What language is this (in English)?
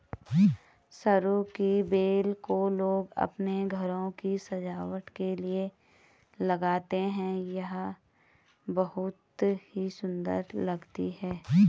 Hindi